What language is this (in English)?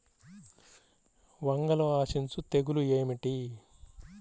Telugu